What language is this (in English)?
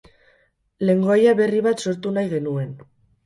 Basque